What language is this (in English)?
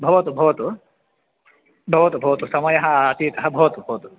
Sanskrit